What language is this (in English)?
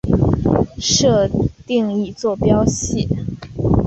Chinese